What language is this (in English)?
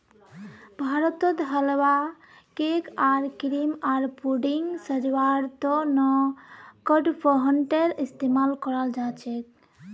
Magahi